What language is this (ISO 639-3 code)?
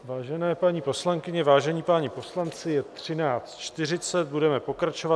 ces